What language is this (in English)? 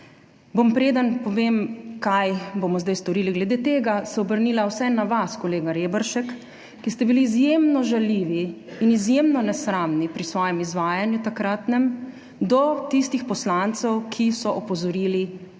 Slovenian